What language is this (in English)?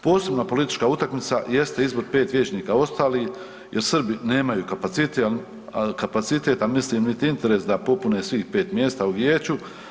Croatian